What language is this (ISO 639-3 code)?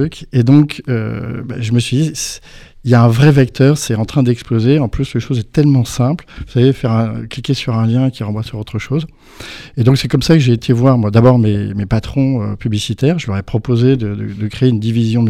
fra